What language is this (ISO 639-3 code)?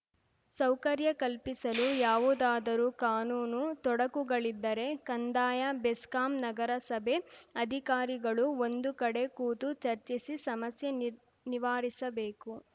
kan